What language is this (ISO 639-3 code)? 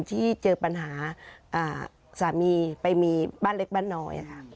tha